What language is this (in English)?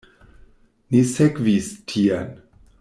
Esperanto